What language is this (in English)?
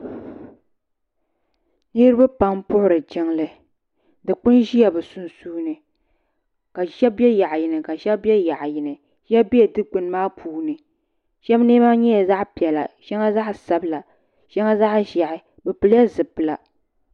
Dagbani